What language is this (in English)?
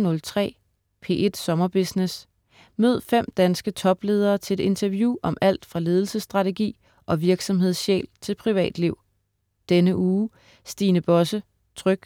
Danish